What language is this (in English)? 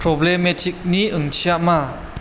Bodo